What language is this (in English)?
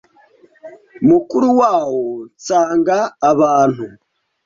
Kinyarwanda